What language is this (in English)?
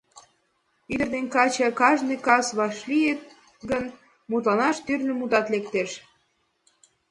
Mari